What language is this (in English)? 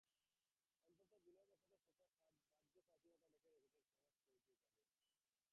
Bangla